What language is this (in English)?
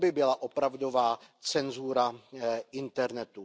Czech